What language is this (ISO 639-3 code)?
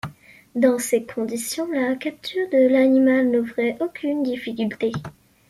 fra